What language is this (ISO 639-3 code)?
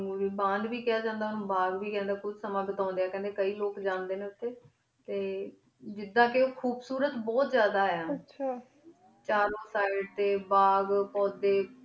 pan